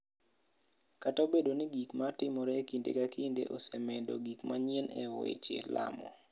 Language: Luo (Kenya and Tanzania)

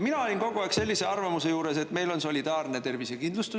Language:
Estonian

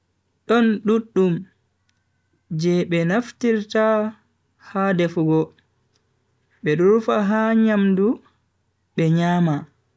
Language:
Bagirmi Fulfulde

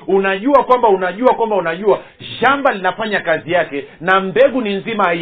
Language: Swahili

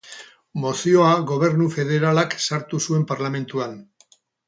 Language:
Basque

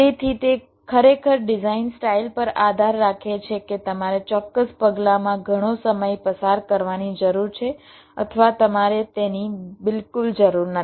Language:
Gujarati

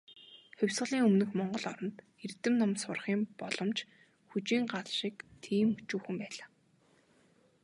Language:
Mongolian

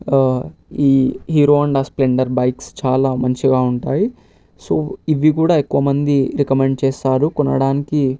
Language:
Telugu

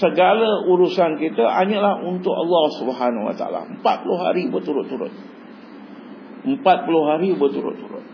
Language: Malay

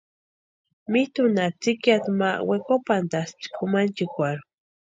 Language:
Western Highland Purepecha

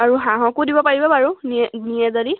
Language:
Assamese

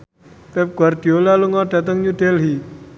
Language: Javanese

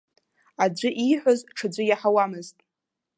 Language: Abkhazian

